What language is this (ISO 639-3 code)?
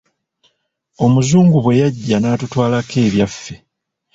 lug